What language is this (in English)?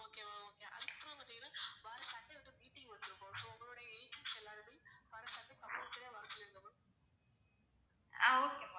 Tamil